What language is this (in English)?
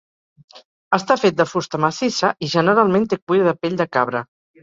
Catalan